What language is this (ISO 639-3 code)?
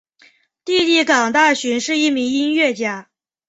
zho